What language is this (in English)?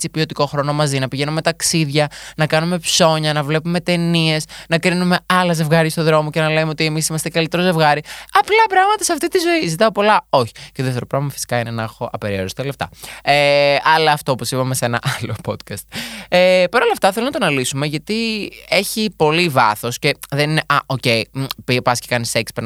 Greek